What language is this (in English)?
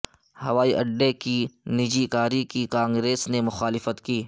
Urdu